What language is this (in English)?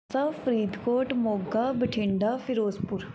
Punjabi